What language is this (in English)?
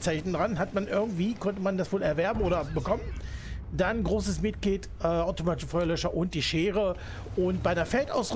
German